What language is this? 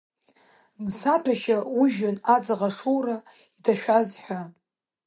Abkhazian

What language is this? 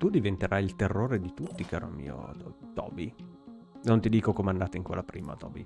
Italian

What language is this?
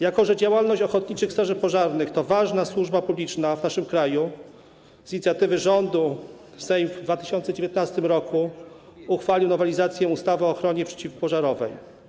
Polish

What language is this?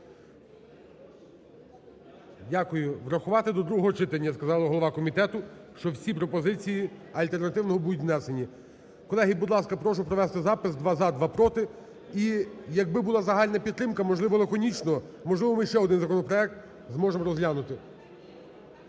Ukrainian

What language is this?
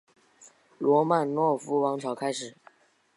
Chinese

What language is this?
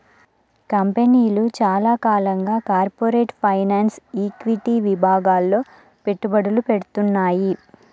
Telugu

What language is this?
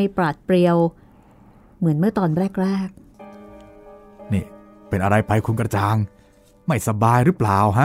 Thai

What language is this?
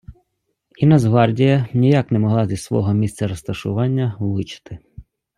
Ukrainian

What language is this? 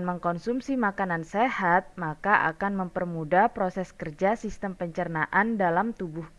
Indonesian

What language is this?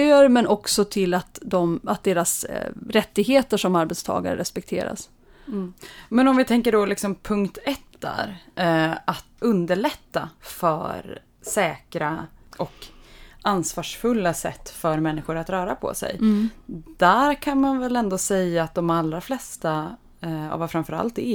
Swedish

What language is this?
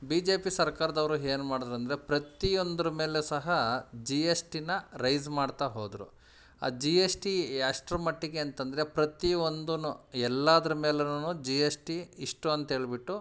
Kannada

